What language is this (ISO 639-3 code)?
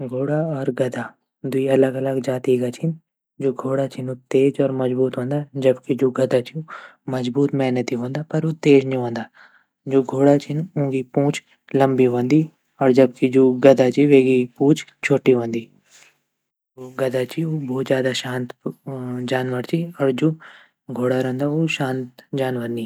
gbm